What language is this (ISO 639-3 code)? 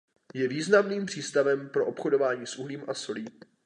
ces